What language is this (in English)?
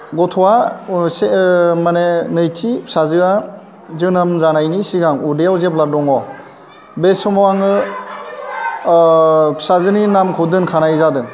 Bodo